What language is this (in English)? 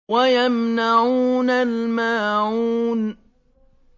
Arabic